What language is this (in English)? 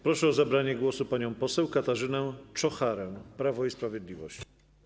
Polish